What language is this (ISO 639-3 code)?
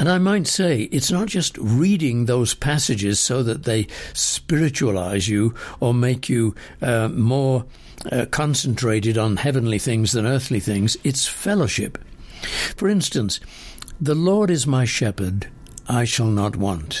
eng